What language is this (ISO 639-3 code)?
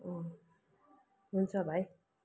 nep